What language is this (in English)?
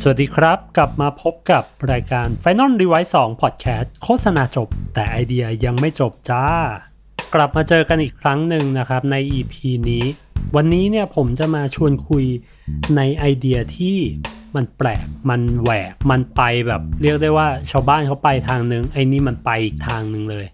Thai